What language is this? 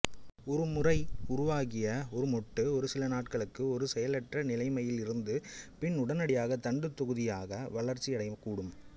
Tamil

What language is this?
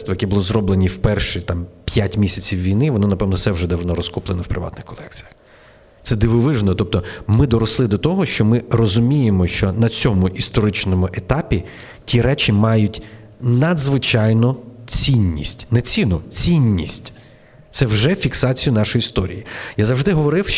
Ukrainian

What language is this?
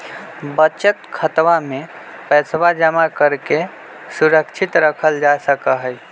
Magahi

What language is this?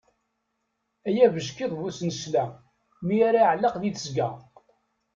Kabyle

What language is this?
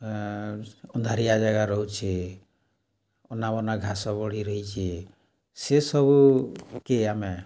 Odia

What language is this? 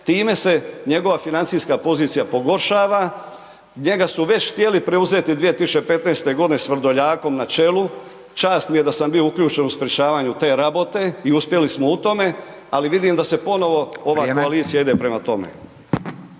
Croatian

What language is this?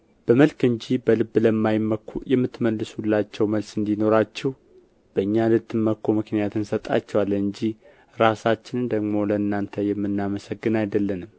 Amharic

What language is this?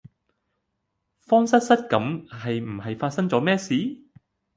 Cantonese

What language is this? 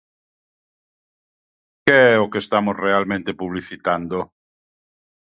Galician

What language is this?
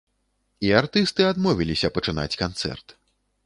Belarusian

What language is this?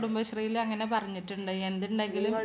Malayalam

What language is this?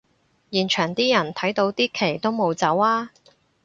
Cantonese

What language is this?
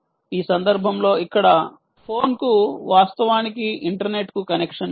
Telugu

